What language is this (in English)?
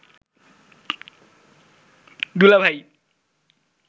Bangla